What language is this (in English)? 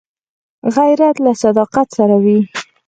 Pashto